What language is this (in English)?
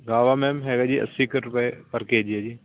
Punjabi